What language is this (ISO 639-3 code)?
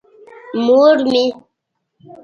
pus